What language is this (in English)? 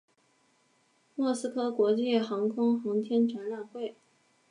Chinese